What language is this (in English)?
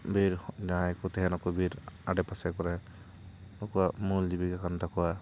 Santali